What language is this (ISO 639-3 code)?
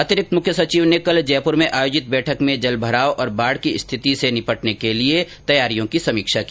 hin